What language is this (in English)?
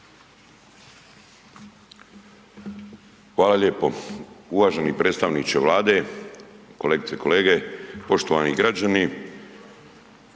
Croatian